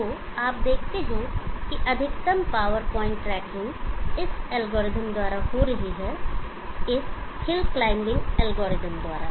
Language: Hindi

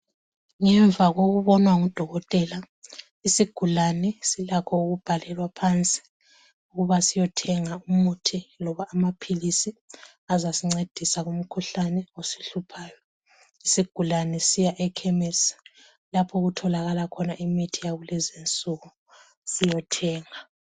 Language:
North Ndebele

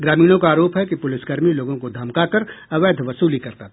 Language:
Hindi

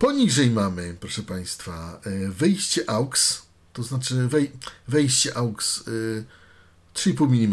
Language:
Polish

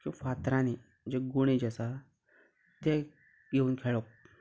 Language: Konkani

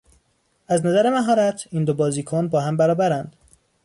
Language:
Persian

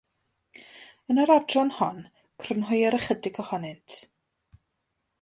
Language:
Welsh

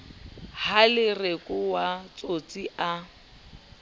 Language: Southern Sotho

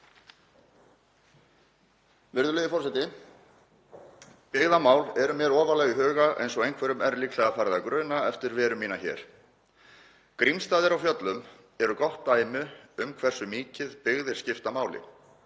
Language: Icelandic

